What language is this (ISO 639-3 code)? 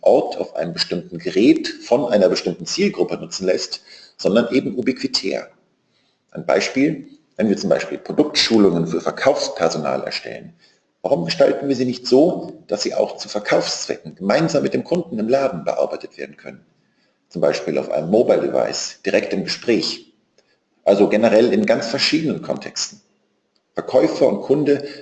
deu